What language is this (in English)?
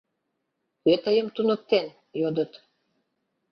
Mari